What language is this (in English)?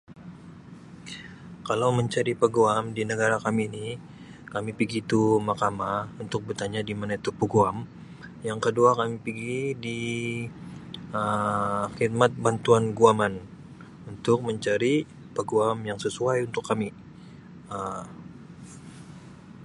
Sabah Malay